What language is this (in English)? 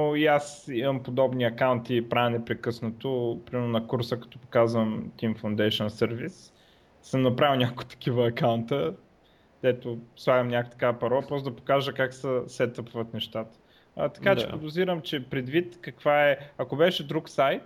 Bulgarian